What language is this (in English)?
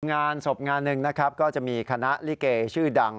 Thai